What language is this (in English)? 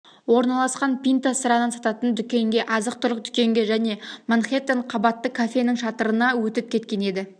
Kazakh